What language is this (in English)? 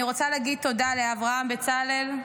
Hebrew